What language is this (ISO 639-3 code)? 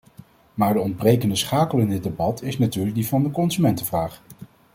nld